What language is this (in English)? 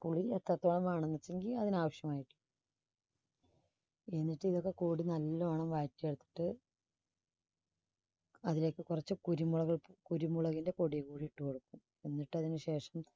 Malayalam